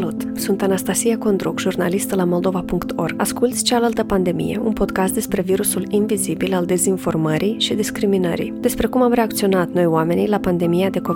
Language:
Romanian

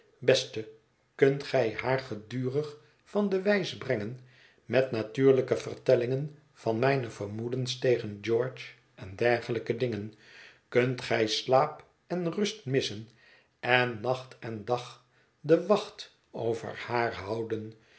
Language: Dutch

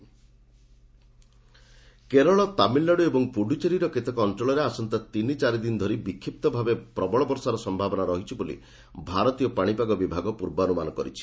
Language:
Odia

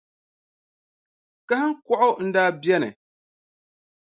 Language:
Dagbani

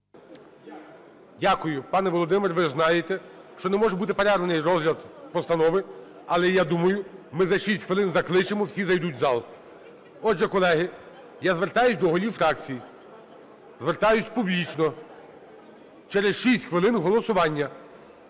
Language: Ukrainian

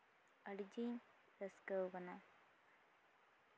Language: Santali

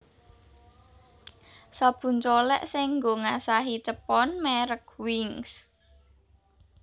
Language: Javanese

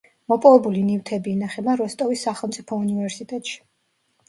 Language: Georgian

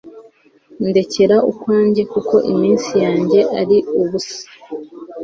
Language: Kinyarwanda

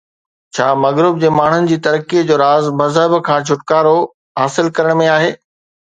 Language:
Sindhi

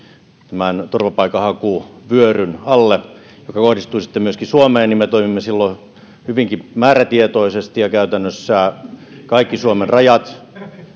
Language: Finnish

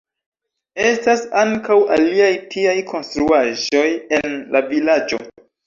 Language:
Esperanto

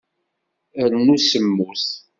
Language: Kabyle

